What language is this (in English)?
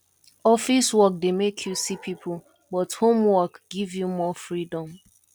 Nigerian Pidgin